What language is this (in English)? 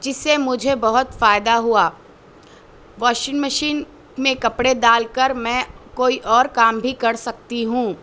Urdu